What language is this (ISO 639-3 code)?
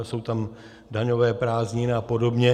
ces